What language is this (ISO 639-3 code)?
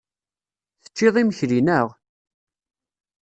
kab